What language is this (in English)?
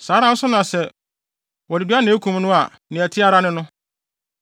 Akan